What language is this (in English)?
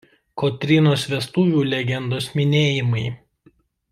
Lithuanian